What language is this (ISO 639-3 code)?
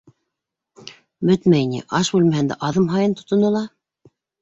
bak